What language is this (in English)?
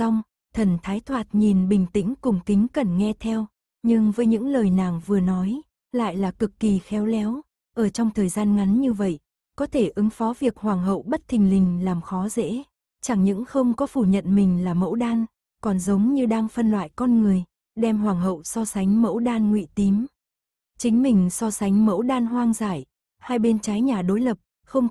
Vietnamese